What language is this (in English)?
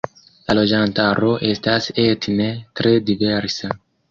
Esperanto